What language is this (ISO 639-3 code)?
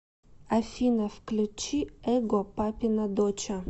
rus